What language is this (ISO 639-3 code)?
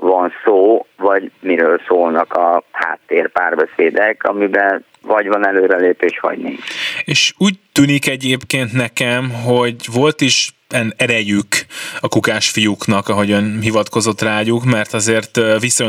hun